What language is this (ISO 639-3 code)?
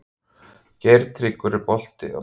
isl